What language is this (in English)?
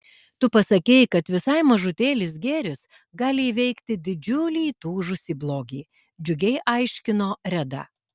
Lithuanian